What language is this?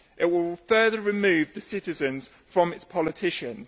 English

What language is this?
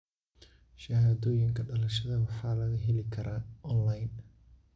Somali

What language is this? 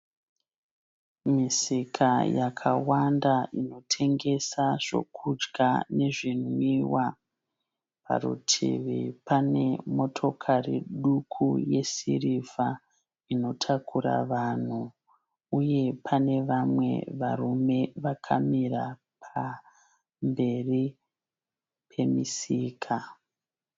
Shona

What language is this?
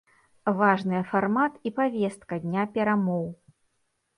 Belarusian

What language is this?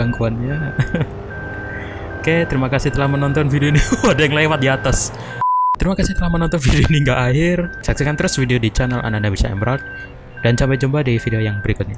Indonesian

